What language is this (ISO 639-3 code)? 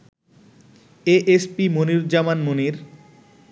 ben